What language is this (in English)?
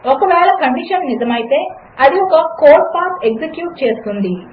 Telugu